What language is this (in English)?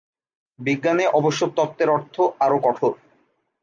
Bangla